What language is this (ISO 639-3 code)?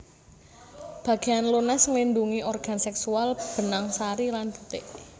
jav